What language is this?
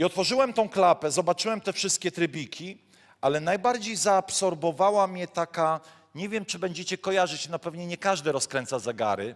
Polish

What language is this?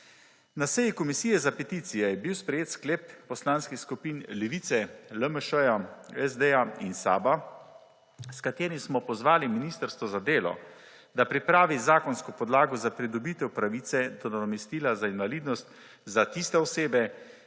Slovenian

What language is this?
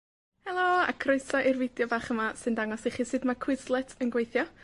Welsh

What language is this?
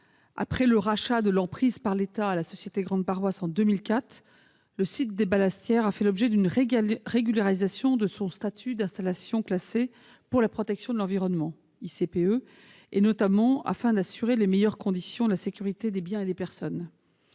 French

